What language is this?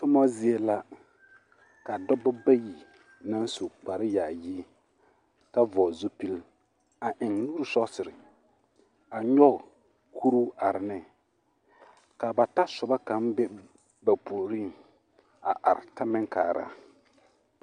Southern Dagaare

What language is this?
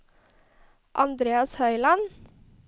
Norwegian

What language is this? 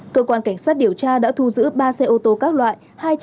Vietnamese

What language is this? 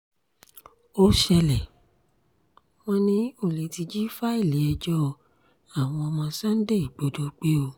Yoruba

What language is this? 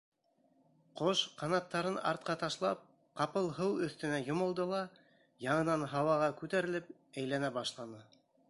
Bashkir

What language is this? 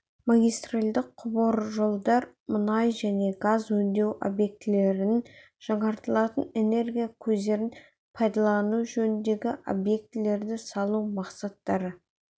Kazakh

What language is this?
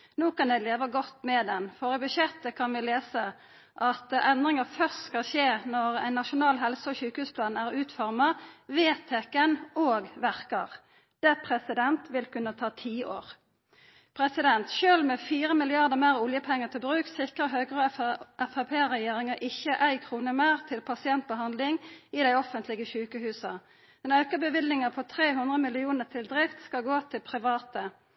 Norwegian Nynorsk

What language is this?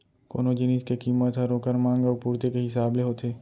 Chhattisgarhi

